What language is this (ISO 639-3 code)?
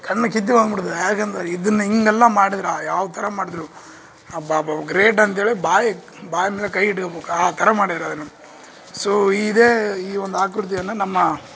kan